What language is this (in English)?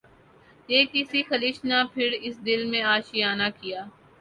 Urdu